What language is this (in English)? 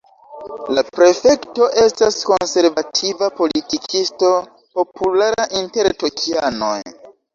Esperanto